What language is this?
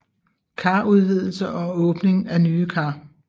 Danish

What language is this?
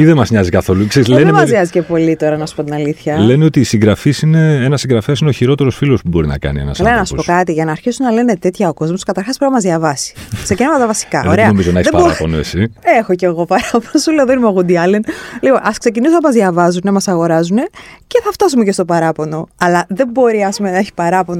Greek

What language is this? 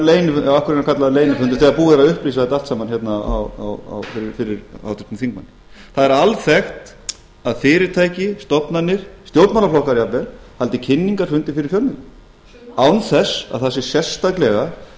Icelandic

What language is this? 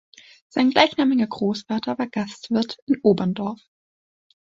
German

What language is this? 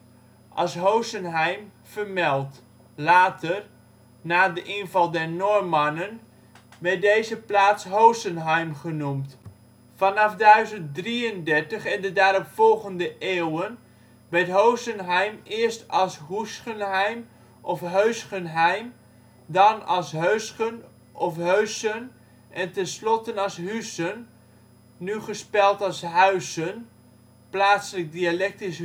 Dutch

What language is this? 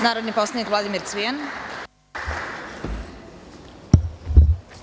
Serbian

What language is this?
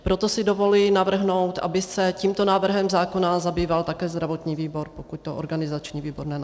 Czech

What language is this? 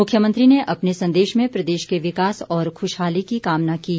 Hindi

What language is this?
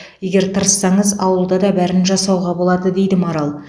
Kazakh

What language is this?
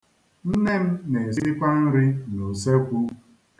Igbo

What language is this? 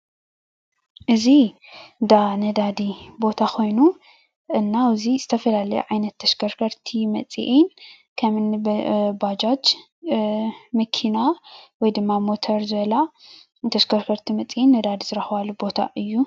Tigrinya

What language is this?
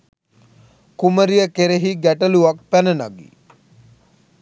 Sinhala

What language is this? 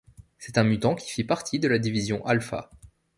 French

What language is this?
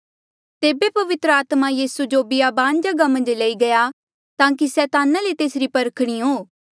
Mandeali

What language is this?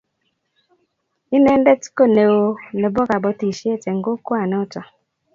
Kalenjin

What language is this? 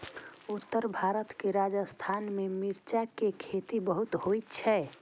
Maithili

